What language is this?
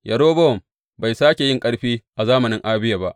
Hausa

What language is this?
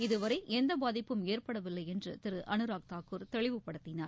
Tamil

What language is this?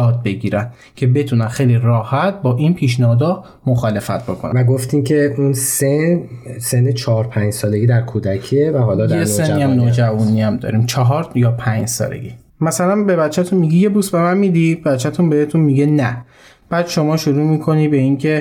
Persian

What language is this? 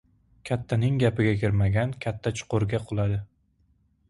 Uzbek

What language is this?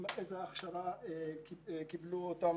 Hebrew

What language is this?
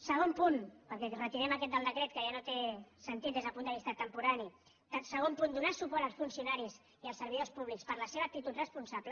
Catalan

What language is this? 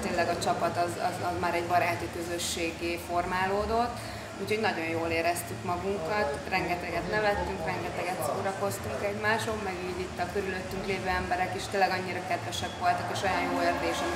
Hungarian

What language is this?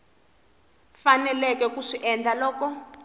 Tsonga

